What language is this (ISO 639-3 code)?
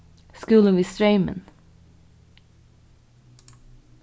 fao